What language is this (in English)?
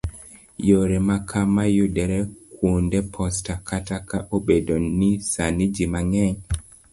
Luo (Kenya and Tanzania)